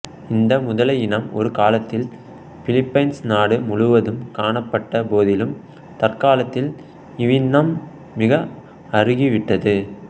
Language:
Tamil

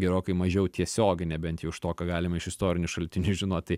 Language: Lithuanian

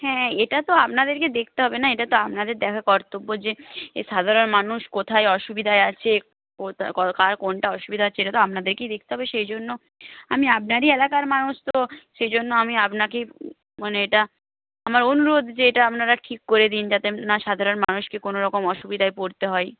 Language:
Bangla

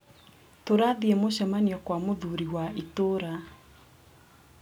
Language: Kikuyu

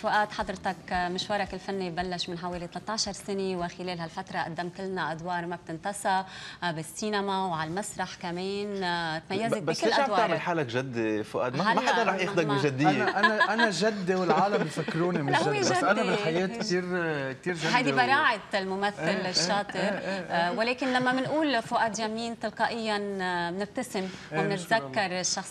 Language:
Arabic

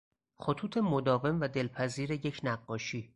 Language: Persian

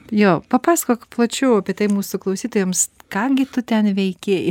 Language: Lithuanian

